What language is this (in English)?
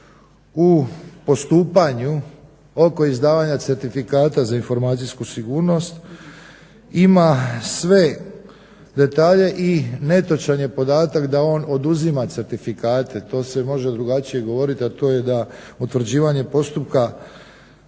Croatian